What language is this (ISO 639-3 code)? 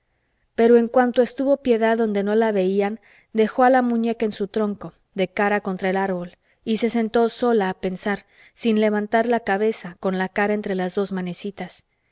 spa